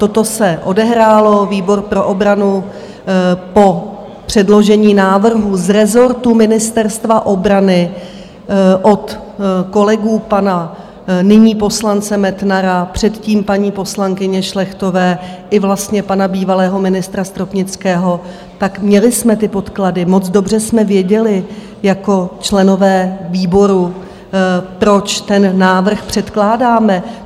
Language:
Czech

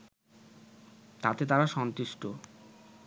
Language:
Bangla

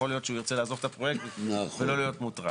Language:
Hebrew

